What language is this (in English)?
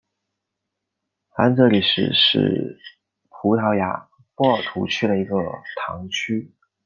Chinese